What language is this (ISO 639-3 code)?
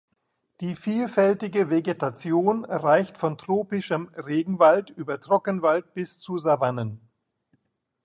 deu